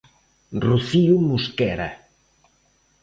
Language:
Galician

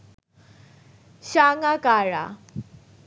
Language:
Bangla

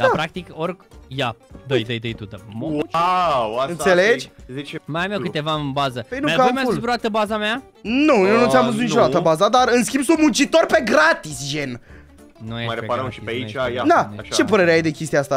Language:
Romanian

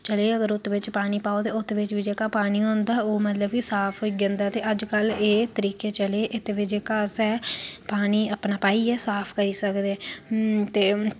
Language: Dogri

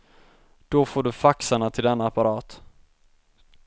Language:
Swedish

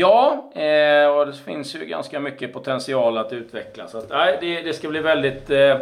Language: Swedish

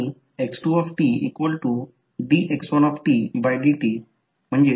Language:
Marathi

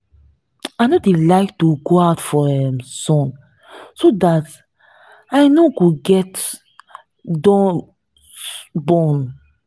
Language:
Nigerian Pidgin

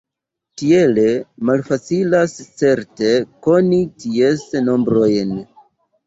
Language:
Esperanto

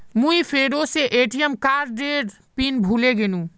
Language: Magahi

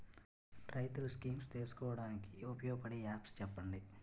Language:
Telugu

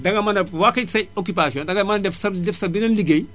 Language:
Wolof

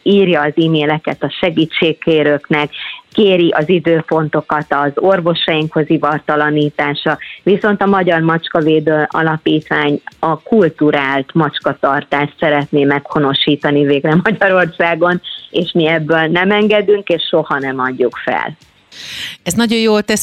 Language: Hungarian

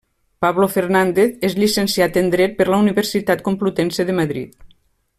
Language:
Catalan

